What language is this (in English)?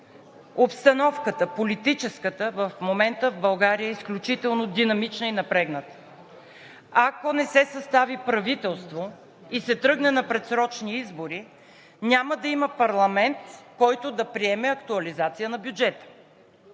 Bulgarian